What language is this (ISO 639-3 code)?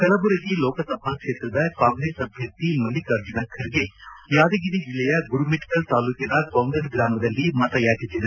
kan